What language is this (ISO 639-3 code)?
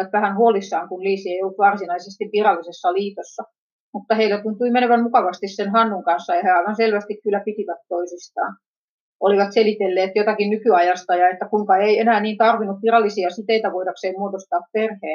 fin